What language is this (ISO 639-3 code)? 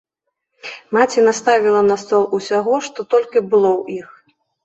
bel